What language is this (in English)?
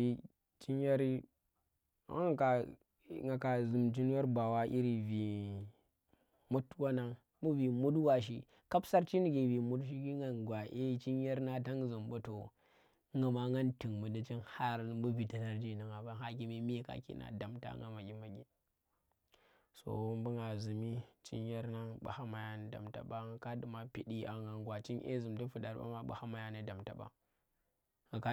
Tera